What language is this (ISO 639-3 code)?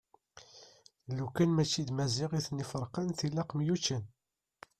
kab